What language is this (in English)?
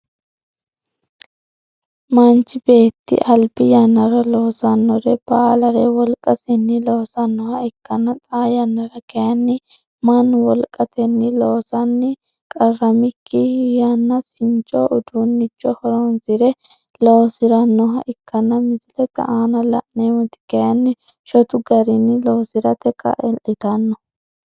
Sidamo